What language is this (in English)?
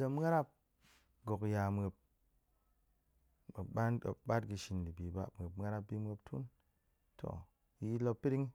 Goemai